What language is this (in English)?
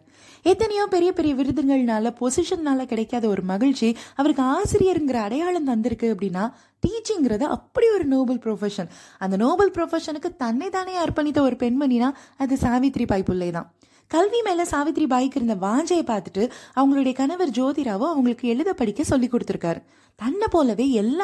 Tamil